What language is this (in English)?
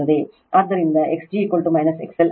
Kannada